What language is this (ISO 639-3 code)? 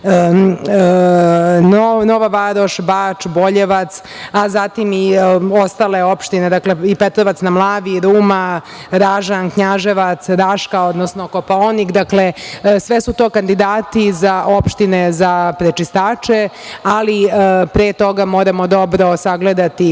srp